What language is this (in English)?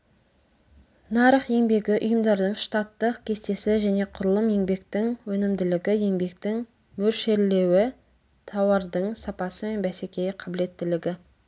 Kazakh